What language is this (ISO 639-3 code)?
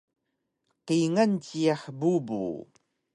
trv